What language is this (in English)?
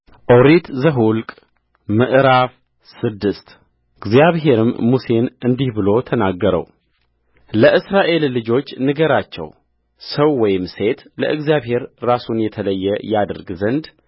Amharic